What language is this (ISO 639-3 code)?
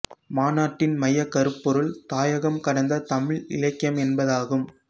tam